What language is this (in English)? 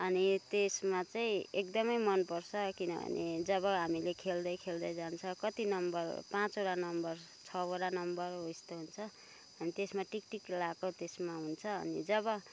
Nepali